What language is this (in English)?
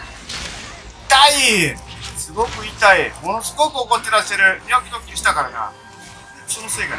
Japanese